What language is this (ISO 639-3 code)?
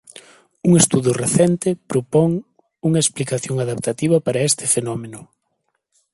glg